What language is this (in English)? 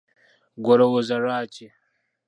Ganda